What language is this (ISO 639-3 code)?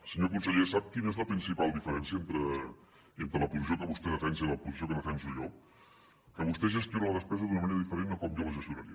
cat